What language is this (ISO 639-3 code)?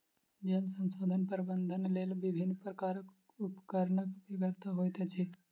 mai